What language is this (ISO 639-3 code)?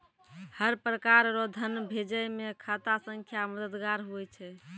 mai